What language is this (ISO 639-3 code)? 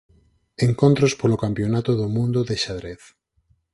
glg